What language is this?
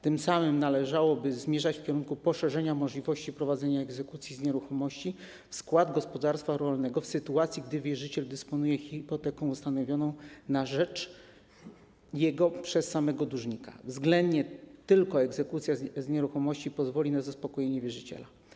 Polish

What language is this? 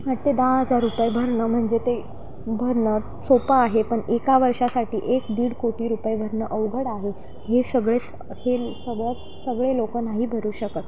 Marathi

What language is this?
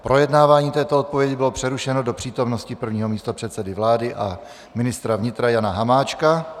Czech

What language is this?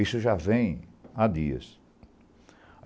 Portuguese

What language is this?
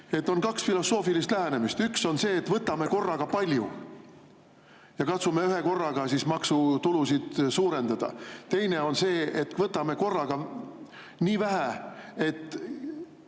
Estonian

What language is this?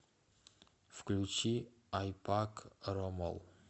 Russian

